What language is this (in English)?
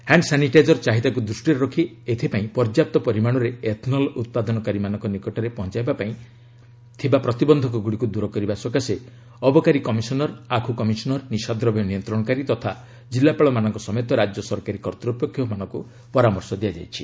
Odia